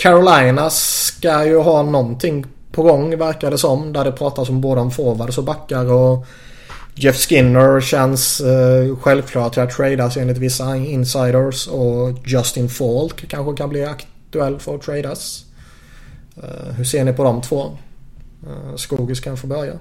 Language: Swedish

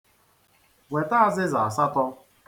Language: Igbo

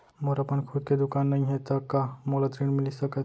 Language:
Chhattisgarhi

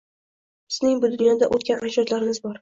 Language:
Uzbek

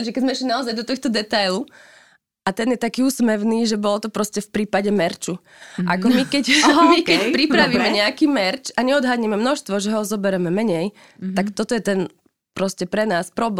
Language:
Slovak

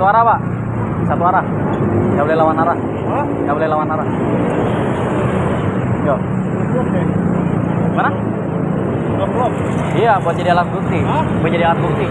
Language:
Indonesian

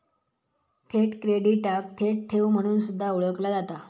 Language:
Marathi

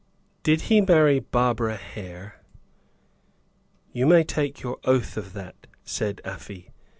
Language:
English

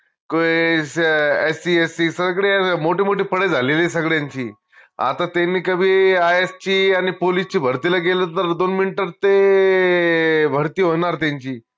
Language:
Marathi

